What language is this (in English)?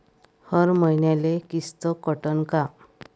Marathi